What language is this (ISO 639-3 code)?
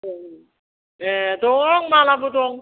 brx